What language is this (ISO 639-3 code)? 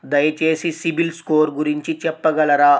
tel